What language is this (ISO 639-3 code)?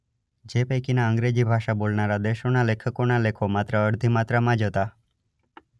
guj